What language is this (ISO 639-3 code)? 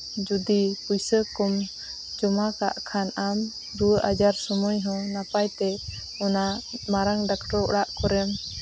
sat